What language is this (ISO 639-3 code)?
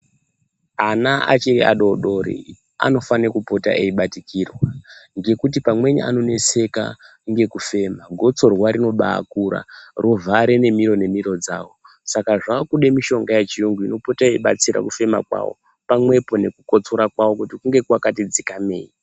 ndc